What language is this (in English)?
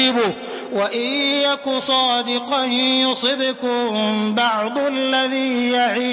Arabic